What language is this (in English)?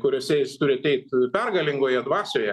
Lithuanian